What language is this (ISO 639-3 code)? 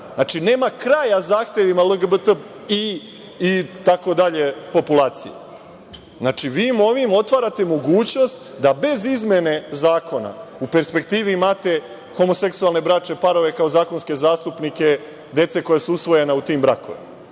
srp